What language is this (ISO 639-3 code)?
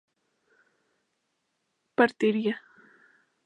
spa